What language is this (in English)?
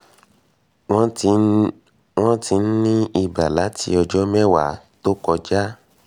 Yoruba